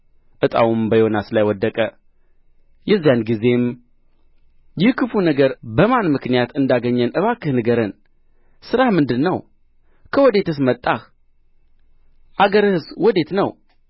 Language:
Amharic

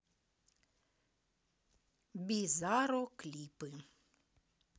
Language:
Russian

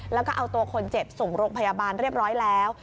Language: Thai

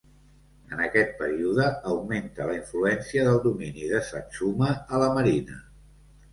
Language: Catalan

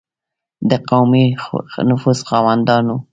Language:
Pashto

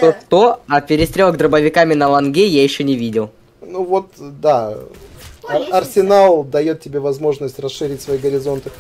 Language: Russian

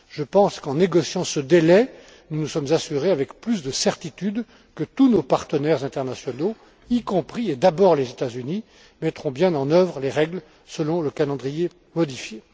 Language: French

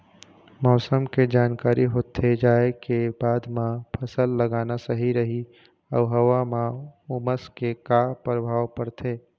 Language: Chhattisgarhi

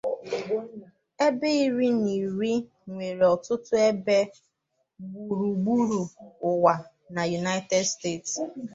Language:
Igbo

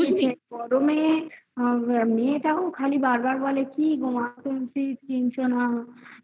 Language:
Bangla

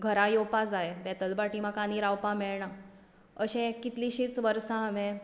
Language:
Konkani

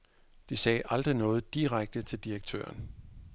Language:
Danish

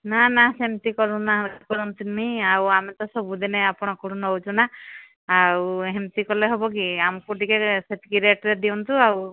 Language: Odia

